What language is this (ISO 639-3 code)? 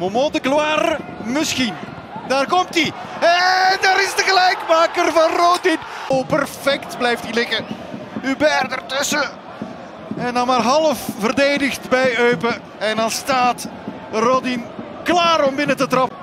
nld